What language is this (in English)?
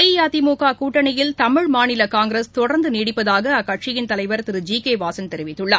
Tamil